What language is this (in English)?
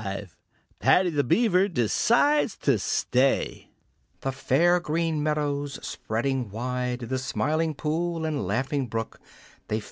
English